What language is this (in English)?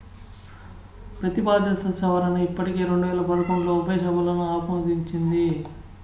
Telugu